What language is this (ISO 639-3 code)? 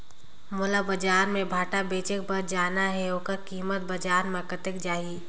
hne